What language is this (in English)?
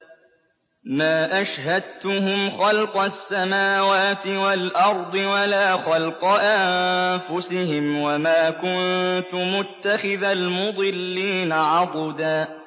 Arabic